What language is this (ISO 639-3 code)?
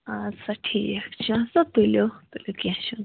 kas